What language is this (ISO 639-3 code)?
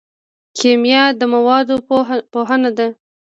pus